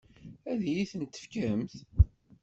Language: Kabyle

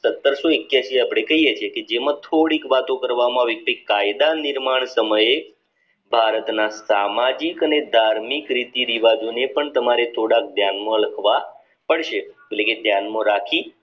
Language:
Gujarati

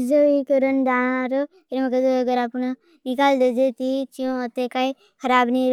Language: Bhili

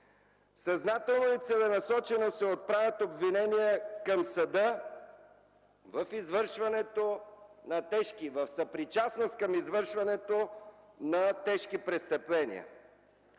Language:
Bulgarian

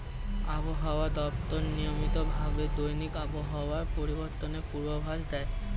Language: Bangla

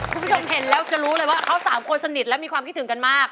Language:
Thai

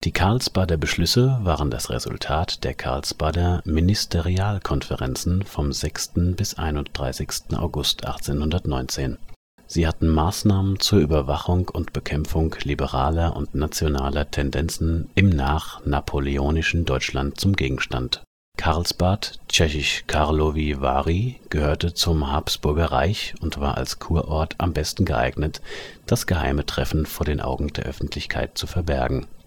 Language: German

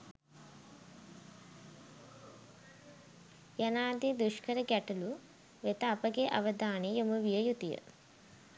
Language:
Sinhala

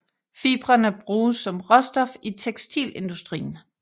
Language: Danish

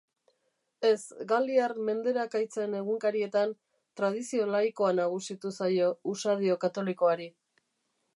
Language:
Basque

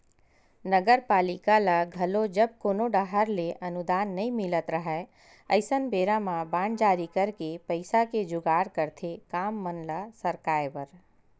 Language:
Chhattisgarhi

